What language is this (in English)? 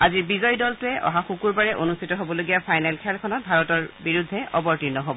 Assamese